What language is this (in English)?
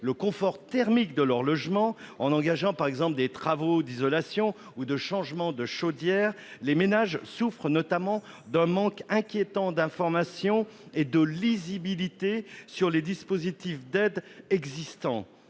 French